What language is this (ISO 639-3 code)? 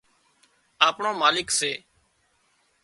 kxp